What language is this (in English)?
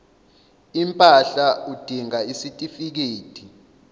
Zulu